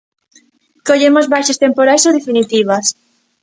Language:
Galician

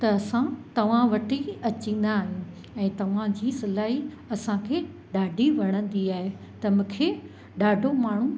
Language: Sindhi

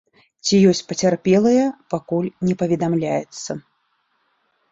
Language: Belarusian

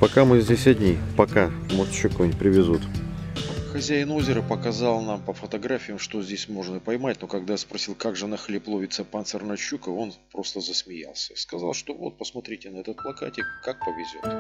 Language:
Russian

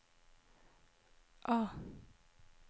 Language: Norwegian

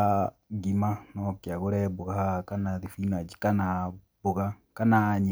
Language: Kikuyu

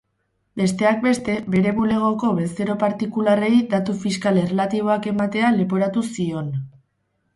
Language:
Basque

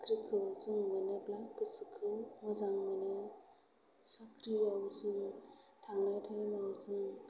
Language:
Bodo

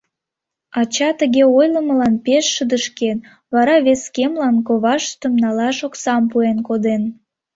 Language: Mari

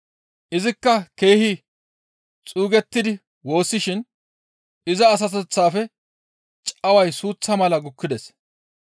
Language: Gamo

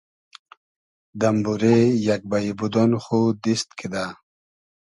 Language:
Hazaragi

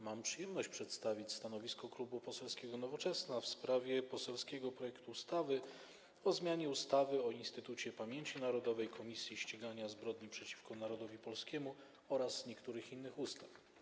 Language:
Polish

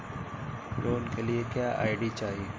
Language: Bhojpuri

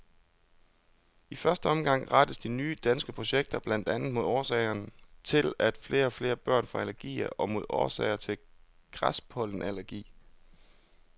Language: Danish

